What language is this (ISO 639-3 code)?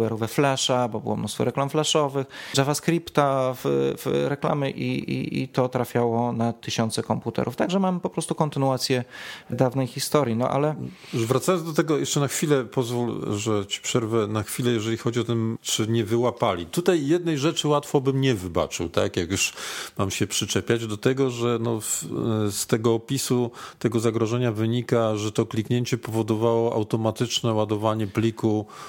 pol